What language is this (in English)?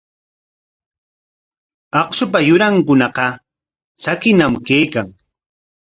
Corongo Ancash Quechua